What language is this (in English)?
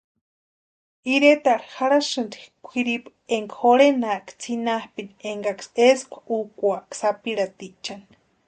Western Highland Purepecha